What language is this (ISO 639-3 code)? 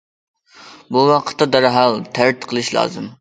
uig